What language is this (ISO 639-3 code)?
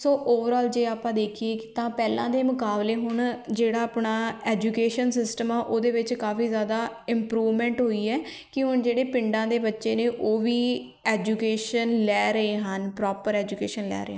pan